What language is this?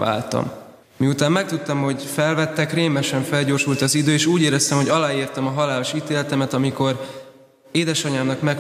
Hungarian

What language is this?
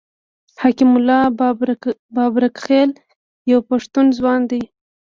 Pashto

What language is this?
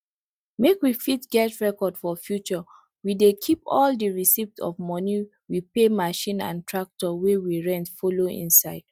Nigerian Pidgin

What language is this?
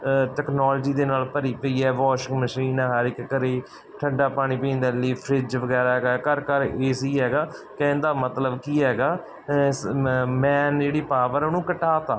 Punjabi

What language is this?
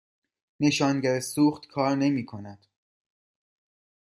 Persian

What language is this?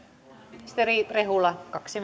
Finnish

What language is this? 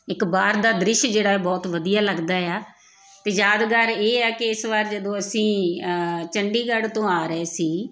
Punjabi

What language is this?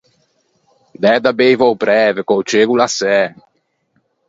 Ligurian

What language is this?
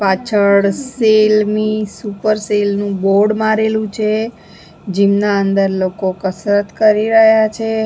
Gujarati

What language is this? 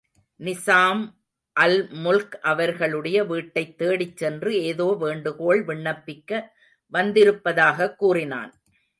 Tamil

